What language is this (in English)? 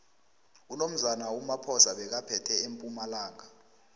South Ndebele